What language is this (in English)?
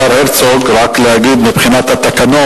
Hebrew